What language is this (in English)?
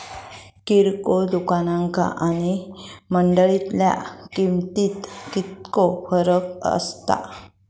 Marathi